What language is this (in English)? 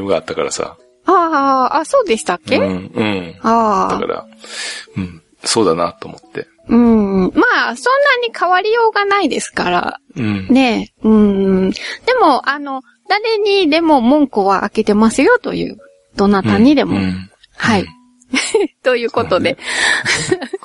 Japanese